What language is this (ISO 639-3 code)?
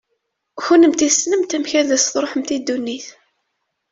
kab